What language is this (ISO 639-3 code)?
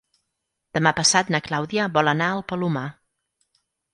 cat